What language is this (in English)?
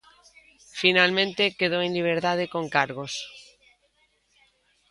Galician